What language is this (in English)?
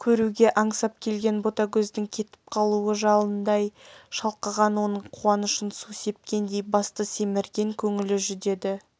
Kazakh